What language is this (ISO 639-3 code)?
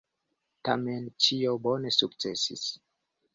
epo